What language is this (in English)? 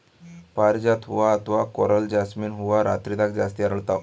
Kannada